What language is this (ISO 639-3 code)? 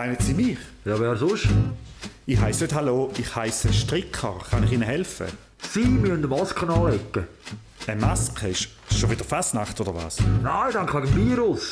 deu